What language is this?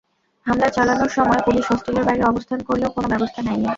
Bangla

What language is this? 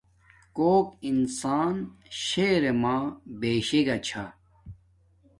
Domaaki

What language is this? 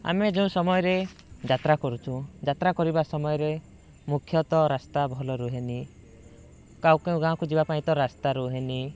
Odia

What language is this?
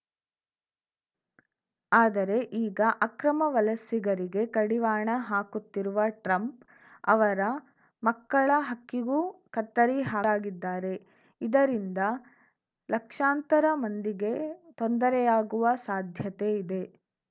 Kannada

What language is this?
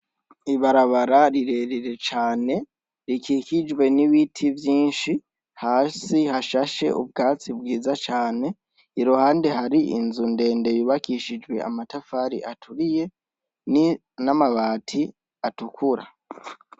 Rundi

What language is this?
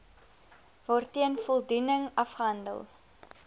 Afrikaans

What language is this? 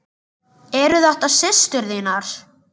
Icelandic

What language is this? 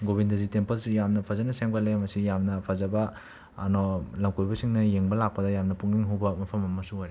Manipuri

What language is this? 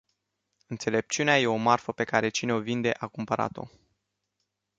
Romanian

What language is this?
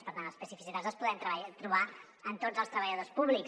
Catalan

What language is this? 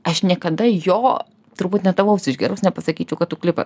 Lithuanian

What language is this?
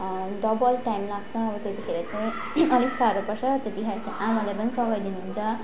Nepali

